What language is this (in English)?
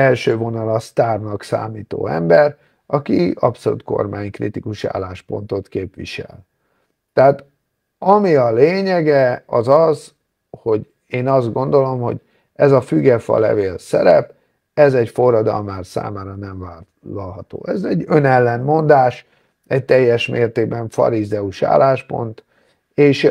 Hungarian